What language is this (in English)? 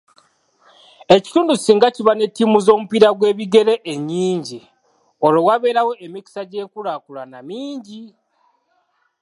Ganda